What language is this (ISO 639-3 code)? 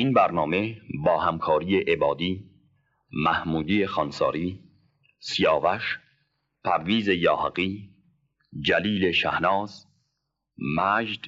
fas